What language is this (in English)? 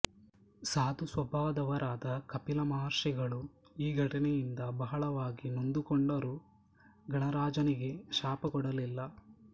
Kannada